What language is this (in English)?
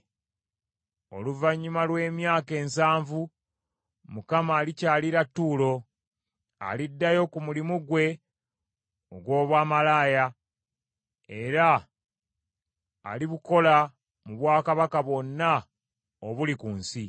Ganda